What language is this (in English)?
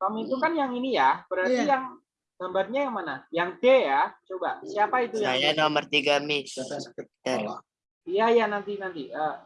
Indonesian